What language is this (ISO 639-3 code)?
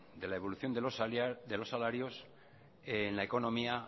spa